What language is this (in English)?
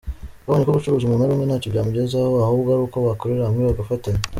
Kinyarwanda